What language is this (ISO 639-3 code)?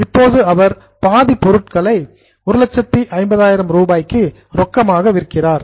tam